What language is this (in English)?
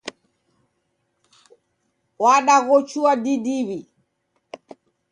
Taita